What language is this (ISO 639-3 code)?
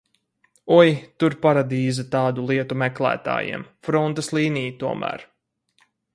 lav